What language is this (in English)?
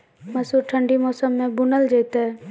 Maithili